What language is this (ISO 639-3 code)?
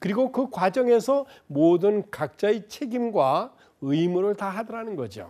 kor